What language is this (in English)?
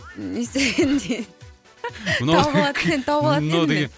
Kazakh